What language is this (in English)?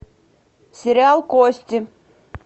Russian